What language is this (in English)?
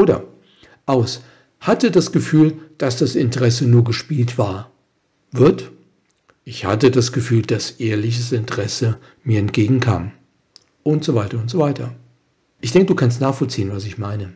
German